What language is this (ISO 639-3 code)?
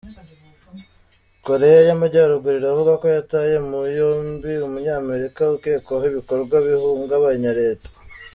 kin